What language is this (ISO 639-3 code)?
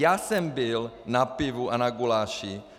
ces